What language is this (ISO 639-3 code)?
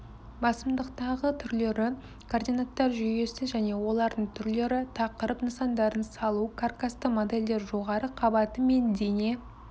kaz